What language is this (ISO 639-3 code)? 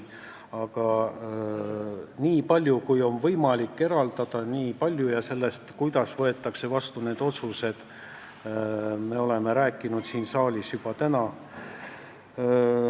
est